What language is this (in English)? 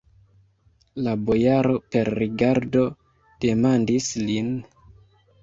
Esperanto